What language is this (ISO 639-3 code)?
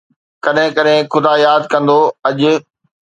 snd